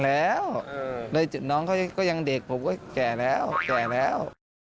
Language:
Thai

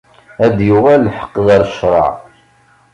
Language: Kabyle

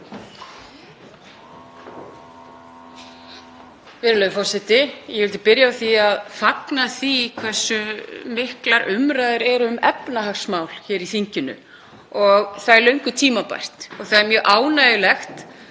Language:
Icelandic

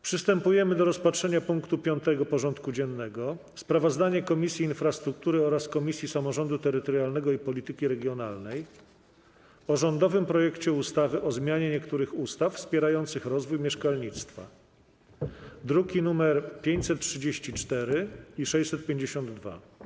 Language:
Polish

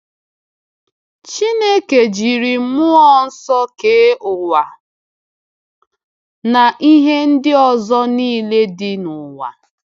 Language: Igbo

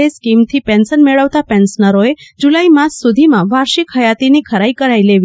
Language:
Gujarati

